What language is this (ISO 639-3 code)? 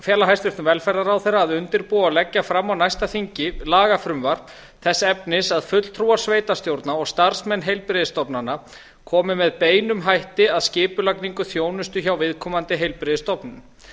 isl